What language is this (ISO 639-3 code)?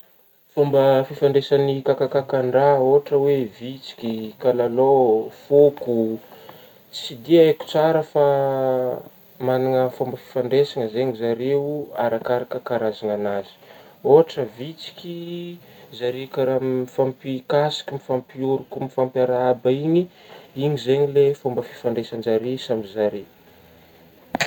bmm